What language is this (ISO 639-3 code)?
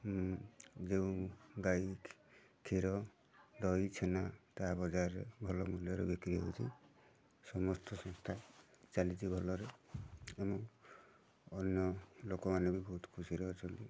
ori